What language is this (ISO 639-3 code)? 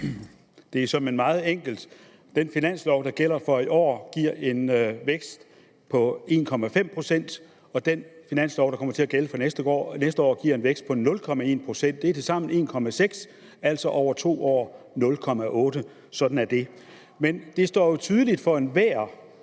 dan